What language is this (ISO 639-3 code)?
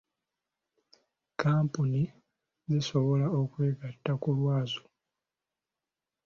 lug